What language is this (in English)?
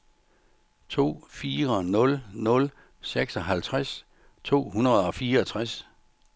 Danish